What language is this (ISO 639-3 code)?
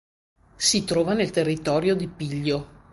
ita